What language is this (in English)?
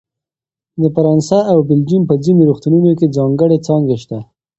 Pashto